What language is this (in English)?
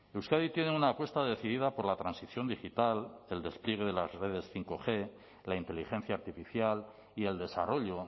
Spanish